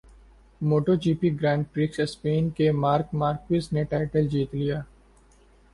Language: Urdu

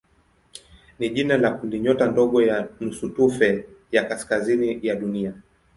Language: Swahili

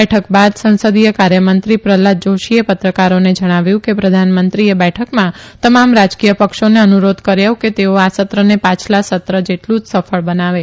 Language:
Gujarati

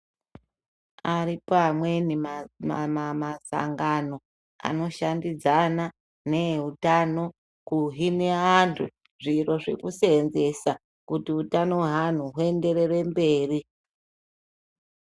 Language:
Ndau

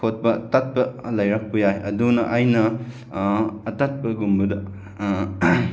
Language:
Manipuri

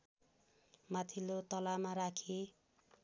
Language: Nepali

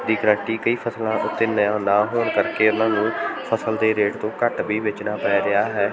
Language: Punjabi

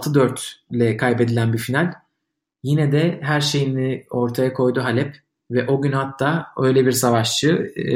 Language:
Turkish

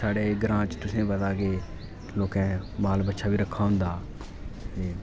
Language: Dogri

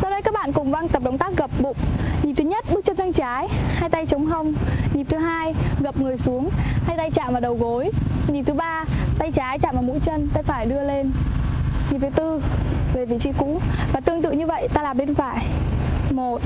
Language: Vietnamese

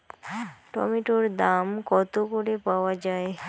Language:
Bangla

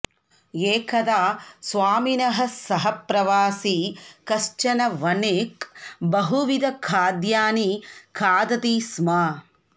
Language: Sanskrit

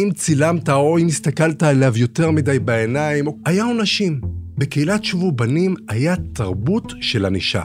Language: Hebrew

